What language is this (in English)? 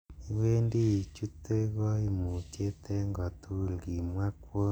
Kalenjin